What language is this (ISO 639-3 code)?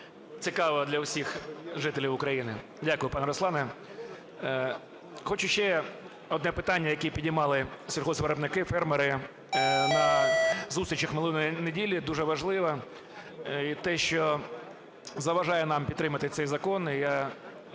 ukr